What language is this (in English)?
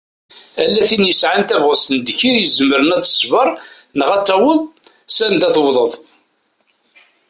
Kabyle